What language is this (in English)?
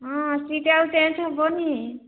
Odia